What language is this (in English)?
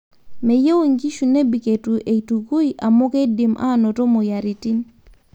Masai